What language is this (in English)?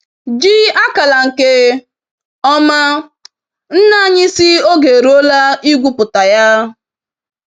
Igbo